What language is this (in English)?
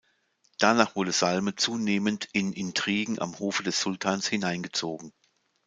German